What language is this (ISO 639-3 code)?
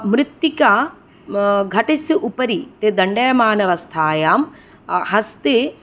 san